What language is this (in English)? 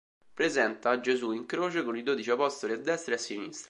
Italian